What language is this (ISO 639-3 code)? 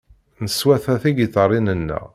kab